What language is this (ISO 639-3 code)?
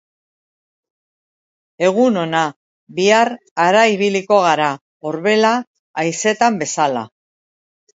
eus